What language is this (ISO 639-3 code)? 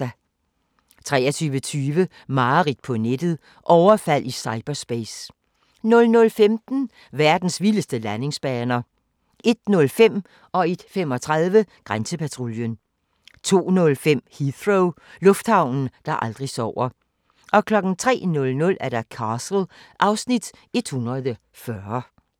dan